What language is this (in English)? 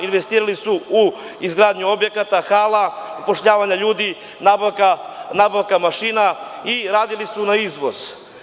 Serbian